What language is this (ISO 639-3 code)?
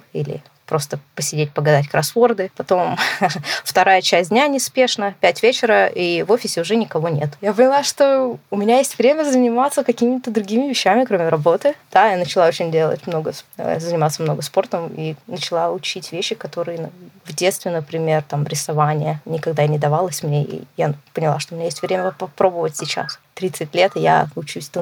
rus